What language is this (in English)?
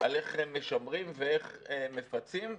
Hebrew